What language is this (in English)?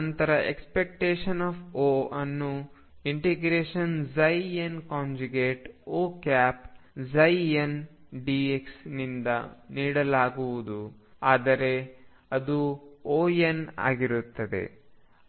Kannada